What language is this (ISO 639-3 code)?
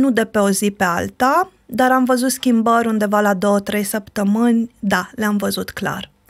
ron